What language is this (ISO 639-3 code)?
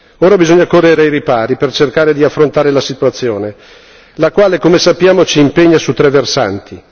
ita